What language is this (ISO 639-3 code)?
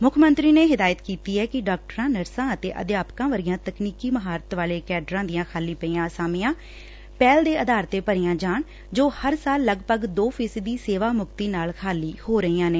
pan